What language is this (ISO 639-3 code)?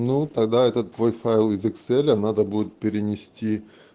rus